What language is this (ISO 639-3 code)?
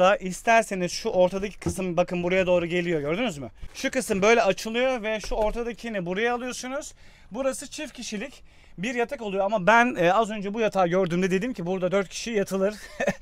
tur